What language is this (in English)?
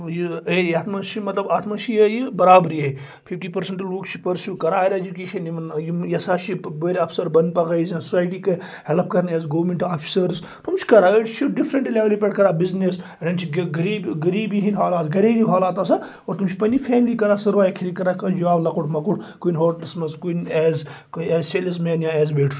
Kashmiri